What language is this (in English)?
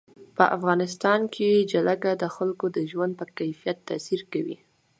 Pashto